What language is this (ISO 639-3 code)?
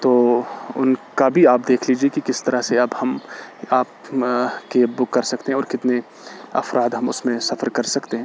urd